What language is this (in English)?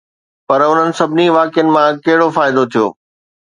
Sindhi